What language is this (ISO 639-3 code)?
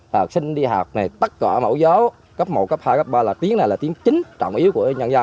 vie